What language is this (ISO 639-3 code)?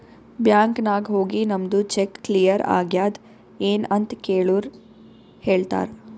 kan